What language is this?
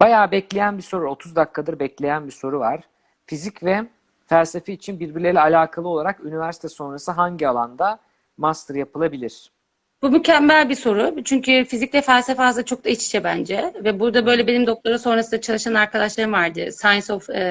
Turkish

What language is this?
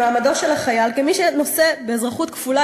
Hebrew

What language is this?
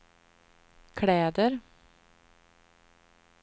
Swedish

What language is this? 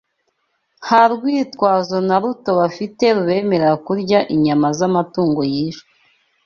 Kinyarwanda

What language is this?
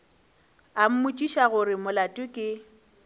Northern Sotho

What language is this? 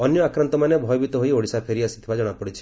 Odia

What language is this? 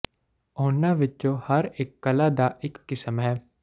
Punjabi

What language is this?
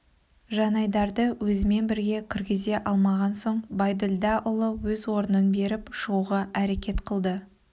Kazakh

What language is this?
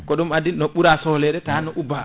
Fula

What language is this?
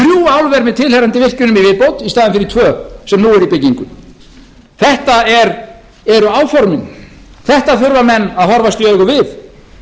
Icelandic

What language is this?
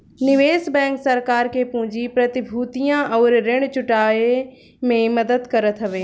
Bhojpuri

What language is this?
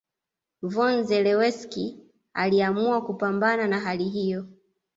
Swahili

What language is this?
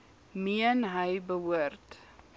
Afrikaans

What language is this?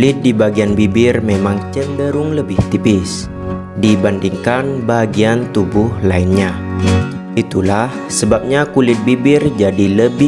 Indonesian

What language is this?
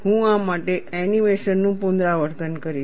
Gujarati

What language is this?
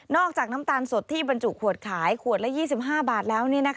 Thai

